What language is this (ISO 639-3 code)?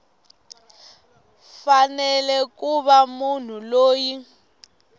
tso